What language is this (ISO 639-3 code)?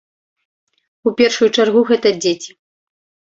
bel